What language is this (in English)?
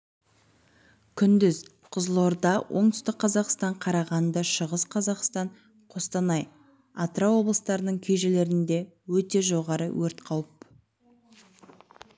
Kazakh